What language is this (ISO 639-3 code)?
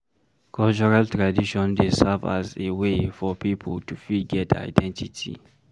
pcm